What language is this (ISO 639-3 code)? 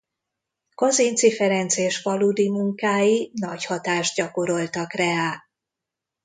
hun